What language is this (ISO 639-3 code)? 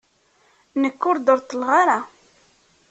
kab